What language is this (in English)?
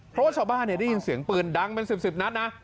Thai